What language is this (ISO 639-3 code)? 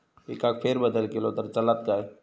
mar